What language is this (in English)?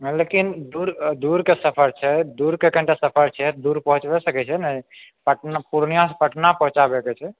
Maithili